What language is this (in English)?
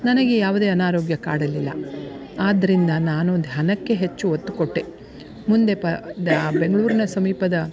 Kannada